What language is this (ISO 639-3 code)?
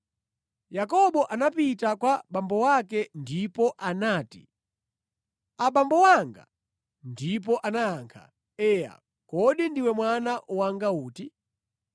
nya